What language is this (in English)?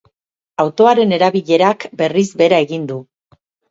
Basque